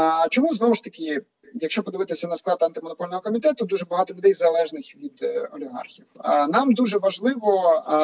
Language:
Ukrainian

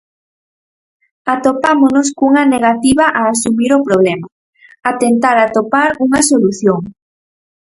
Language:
Galician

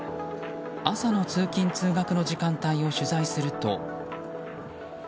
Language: Japanese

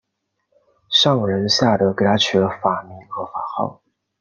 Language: Chinese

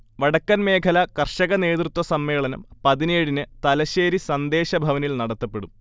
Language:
Malayalam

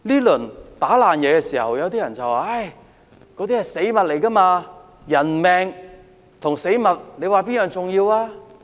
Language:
Cantonese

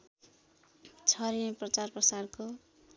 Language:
Nepali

